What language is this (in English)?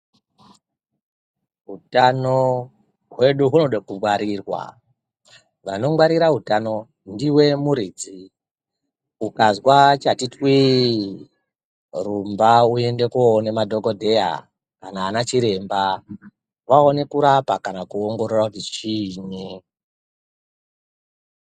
Ndau